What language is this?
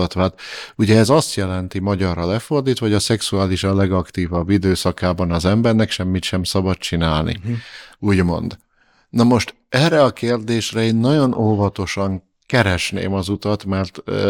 Hungarian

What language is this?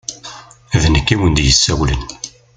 Kabyle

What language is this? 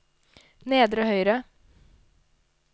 Norwegian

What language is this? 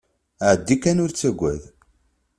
Kabyle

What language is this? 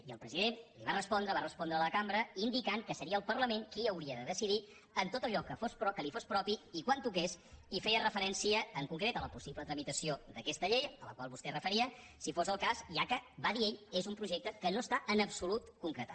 Catalan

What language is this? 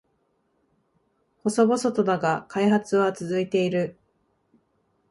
Japanese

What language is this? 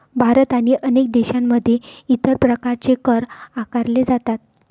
Marathi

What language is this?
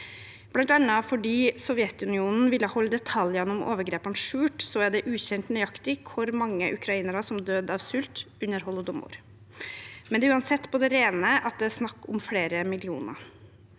Norwegian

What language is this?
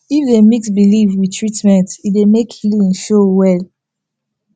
Nigerian Pidgin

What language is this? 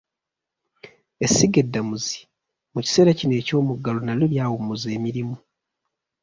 Ganda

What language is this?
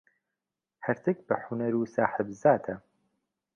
Central Kurdish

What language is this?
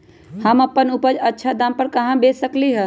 Magahi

